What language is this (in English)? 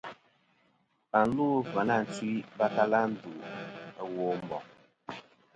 Kom